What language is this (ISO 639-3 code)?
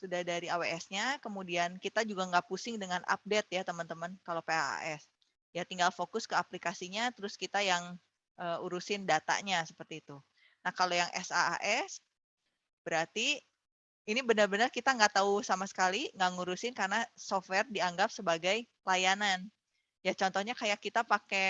ind